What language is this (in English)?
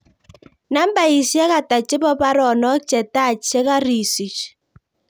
Kalenjin